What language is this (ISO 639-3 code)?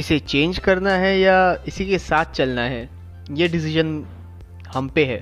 hin